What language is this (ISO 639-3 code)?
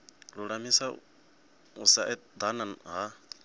ven